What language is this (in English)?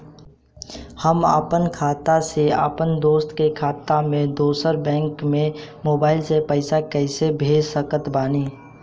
Bhojpuri